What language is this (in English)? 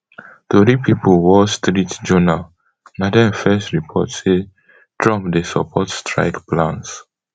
Nigerian Pidgin